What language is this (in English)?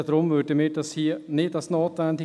Swiss German